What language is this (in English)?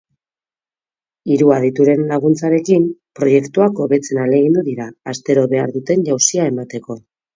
Basque